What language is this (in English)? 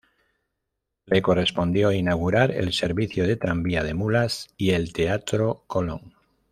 Spanish